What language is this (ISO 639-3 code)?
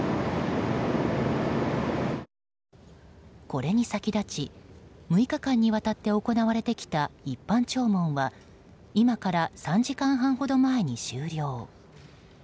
jpn